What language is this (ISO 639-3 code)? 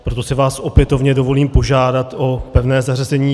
ces